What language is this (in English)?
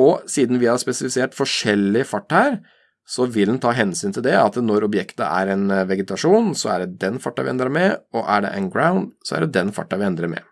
Norwegian